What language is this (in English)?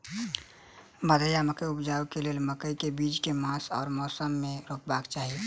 Maithili